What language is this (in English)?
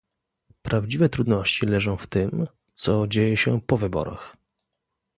Polish